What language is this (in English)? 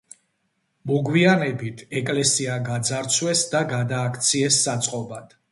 Georgian